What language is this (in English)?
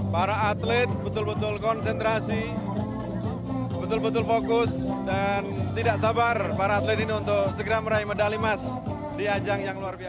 Indonesian